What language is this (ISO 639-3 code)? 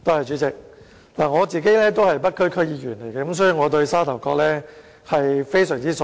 yue